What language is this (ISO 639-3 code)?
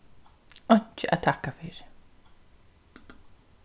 fao